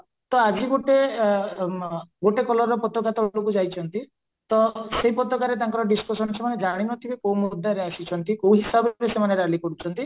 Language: Odia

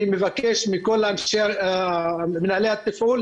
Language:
Hebrew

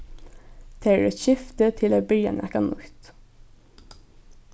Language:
Faroese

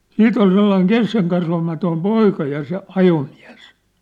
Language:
Finnish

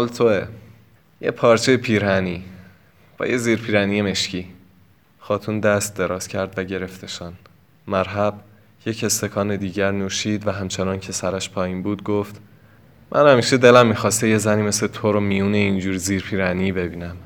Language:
Persian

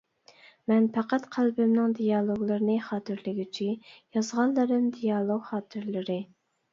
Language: Uyghur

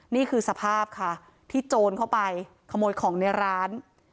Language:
Thai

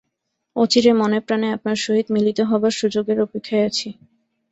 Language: Bangla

